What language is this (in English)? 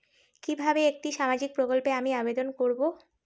Bangla